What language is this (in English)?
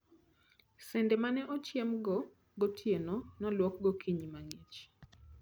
Luo (Kenya and Tanzania)